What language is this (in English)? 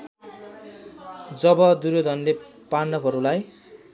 Nepali